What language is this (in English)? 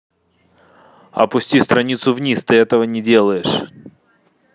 Russian